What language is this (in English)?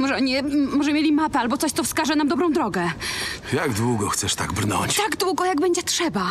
Polish